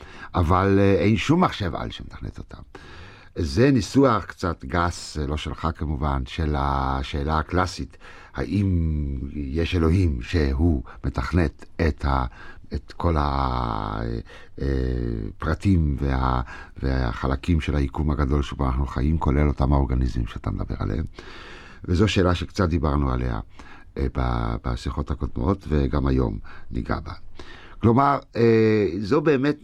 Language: Hebrew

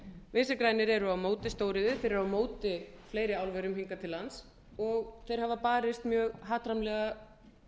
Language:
Icelandic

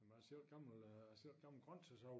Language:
Danish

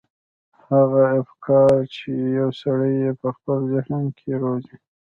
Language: Pashto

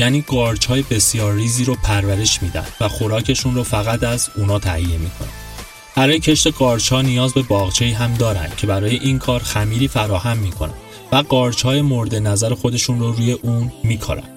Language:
Persian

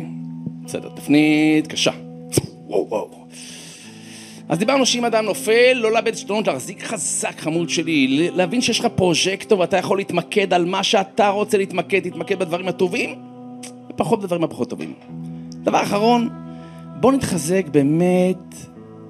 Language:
Hebrew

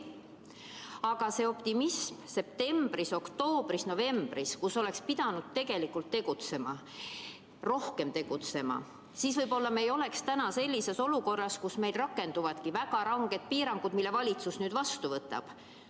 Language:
Estonian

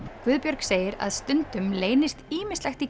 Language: Icelandic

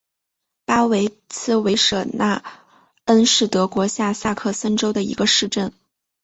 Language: Chinese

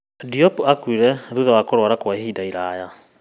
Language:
Kikuyu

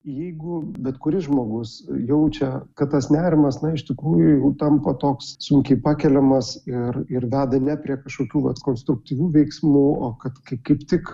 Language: Lithuanian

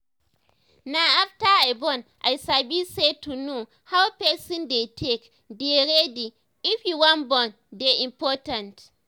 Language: Nigerian Pidgin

